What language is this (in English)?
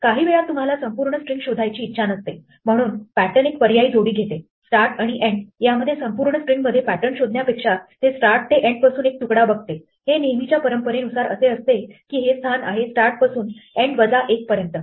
Marathi